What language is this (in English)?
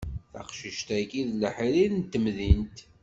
Kabyle